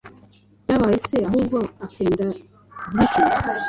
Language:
Kinyarwanda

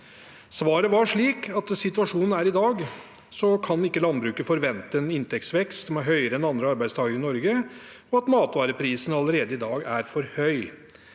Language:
Norwegian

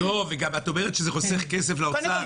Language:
Hebrew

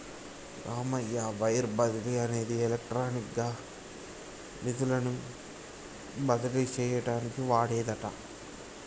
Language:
Telugu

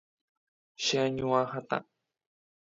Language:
Guarani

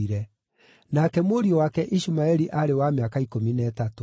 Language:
Kikuyu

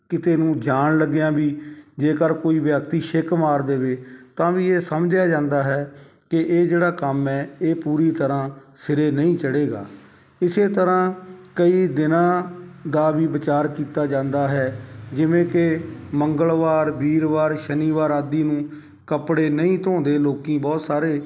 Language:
Punjabi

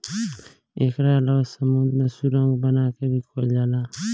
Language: Bhojpuri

